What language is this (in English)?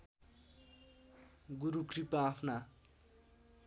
Nepali